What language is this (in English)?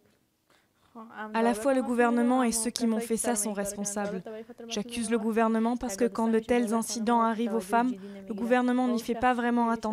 French